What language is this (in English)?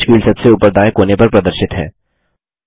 Hindi